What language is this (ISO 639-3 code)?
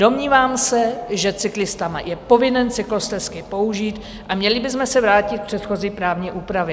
ces